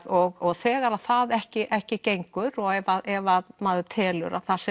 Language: Icelandic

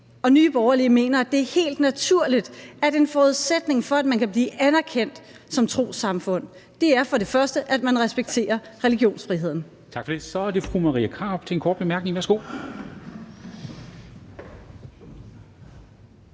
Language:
Danish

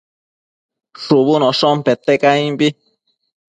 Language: Matsés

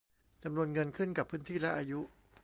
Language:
Thai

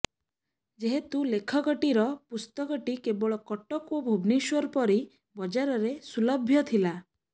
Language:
Odia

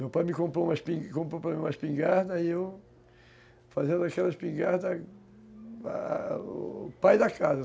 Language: Portuguese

